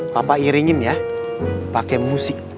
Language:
Indonesian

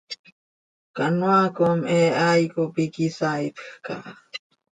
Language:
Seri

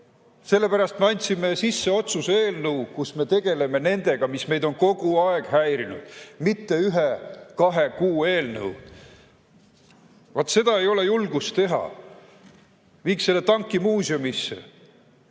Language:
Estonian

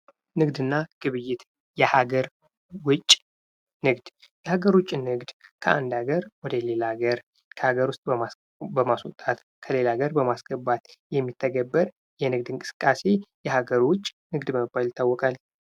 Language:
Amharic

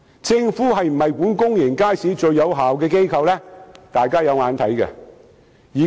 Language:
Cantonese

